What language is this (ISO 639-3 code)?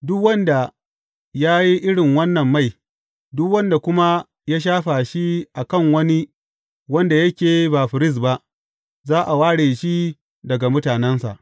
hau